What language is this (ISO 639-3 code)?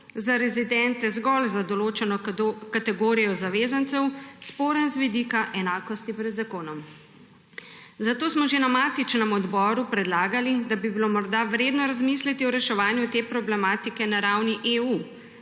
slv